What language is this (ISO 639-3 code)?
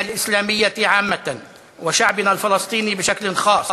heb